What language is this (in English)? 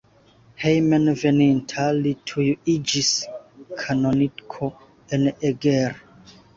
Esperanto